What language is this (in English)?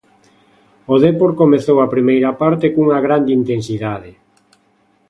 Galician